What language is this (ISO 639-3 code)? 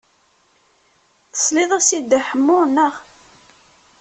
kab